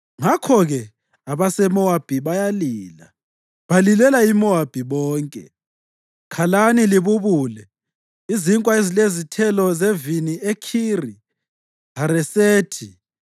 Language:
North Ndebele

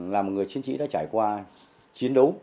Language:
Vietnamese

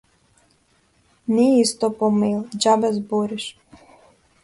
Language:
Macedonian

